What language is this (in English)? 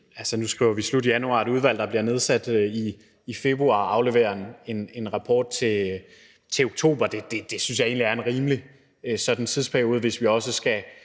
Danish